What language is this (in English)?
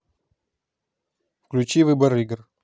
Russian